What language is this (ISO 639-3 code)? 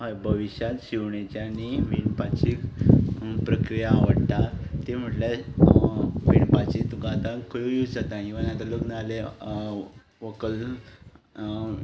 kok